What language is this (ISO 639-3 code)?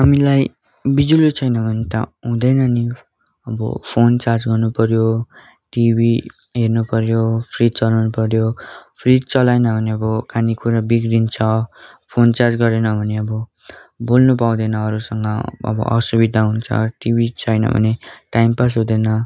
nep